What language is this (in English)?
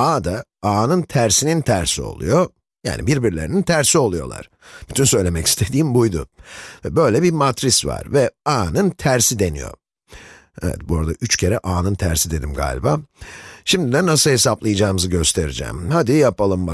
Turkish